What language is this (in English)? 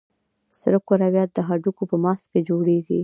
Pashto